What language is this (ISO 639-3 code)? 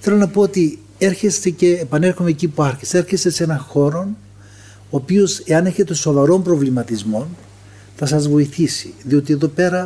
ell